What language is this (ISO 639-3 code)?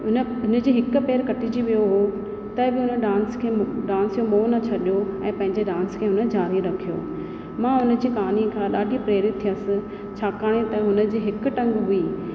snd